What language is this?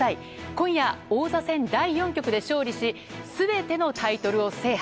Japanese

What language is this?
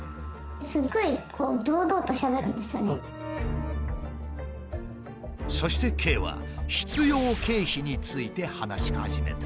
Japanese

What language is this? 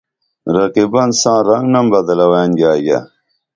Dameli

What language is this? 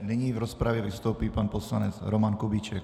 Czech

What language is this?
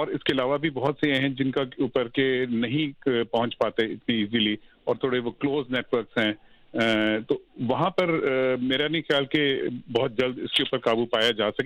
Urdu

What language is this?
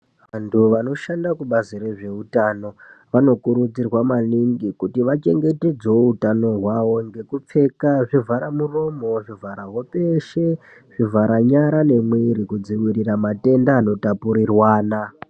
Ndau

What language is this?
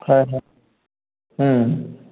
Assamese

